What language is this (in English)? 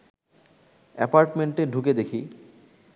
Bangla